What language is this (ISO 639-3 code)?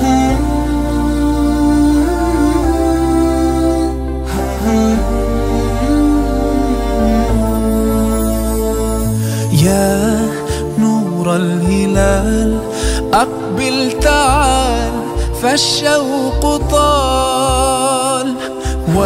ara